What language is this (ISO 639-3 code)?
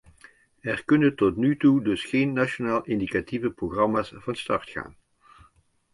nld